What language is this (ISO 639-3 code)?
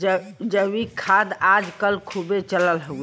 bho